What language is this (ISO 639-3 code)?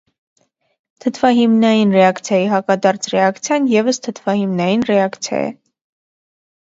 hye